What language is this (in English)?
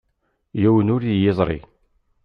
Kabyle